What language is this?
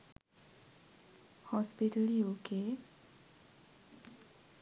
Sinhala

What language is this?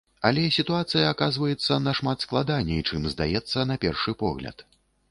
Belarusian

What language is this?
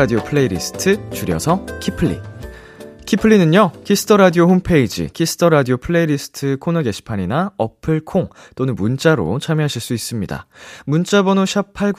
Korean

